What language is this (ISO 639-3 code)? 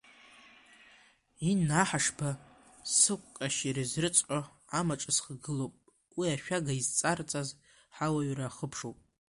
abk